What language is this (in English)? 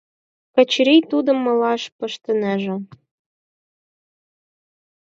Mari